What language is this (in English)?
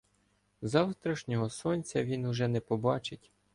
Ukrainian